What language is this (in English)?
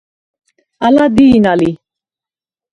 Svan